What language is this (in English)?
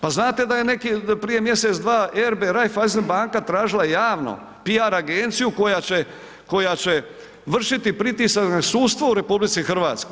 Croatian